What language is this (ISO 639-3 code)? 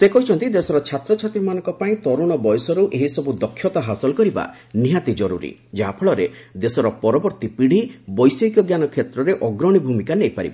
ori